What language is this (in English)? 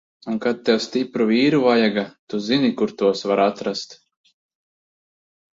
Latvian